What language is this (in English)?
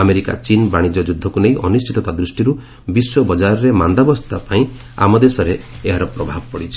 Odia